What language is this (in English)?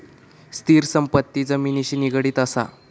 Marathi